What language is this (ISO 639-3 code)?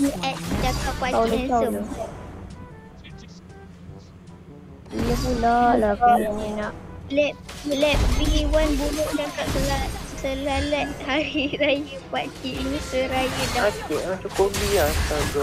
msa